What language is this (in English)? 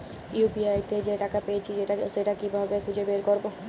Bangla